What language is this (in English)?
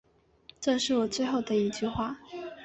Chinese